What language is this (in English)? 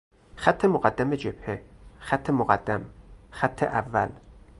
Persian